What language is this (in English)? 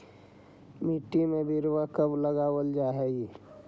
Magahi